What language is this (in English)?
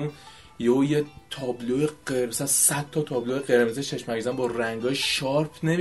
Persian